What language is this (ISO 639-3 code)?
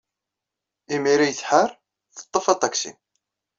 kab